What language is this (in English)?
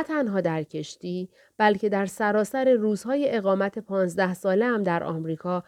Persian